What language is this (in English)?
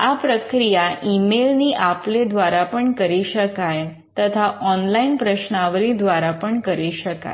Gujarati